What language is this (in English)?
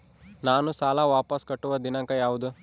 Kannada